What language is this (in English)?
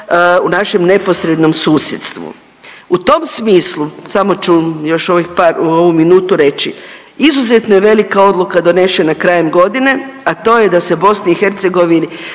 Croatian